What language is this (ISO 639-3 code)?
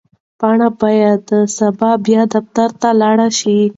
pus